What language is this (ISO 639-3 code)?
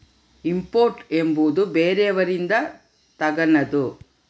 kan